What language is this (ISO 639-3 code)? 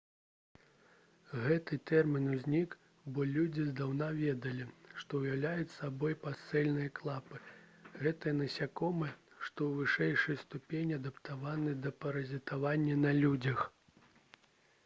bel